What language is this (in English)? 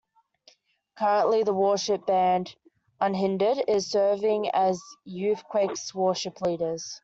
English